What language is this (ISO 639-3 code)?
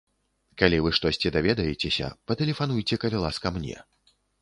bel